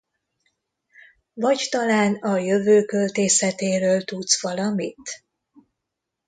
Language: Hungarian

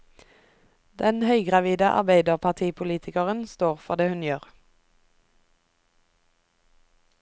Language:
Norwegian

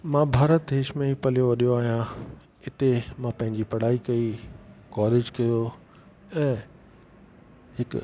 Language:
Sindhi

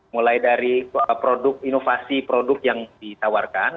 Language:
Indonesian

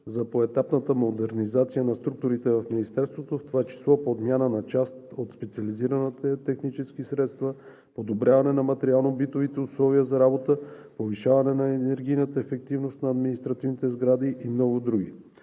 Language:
Bulgarian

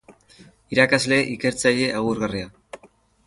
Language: Basque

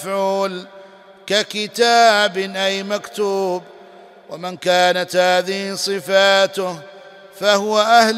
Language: Arabic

